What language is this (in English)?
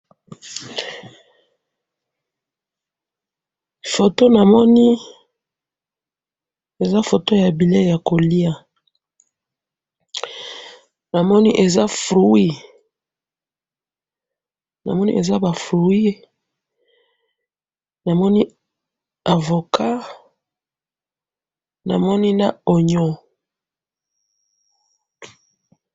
Lingala